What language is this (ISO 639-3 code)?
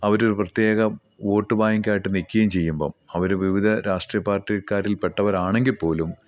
mal